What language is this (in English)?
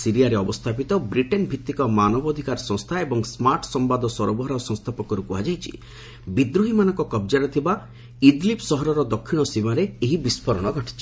Odia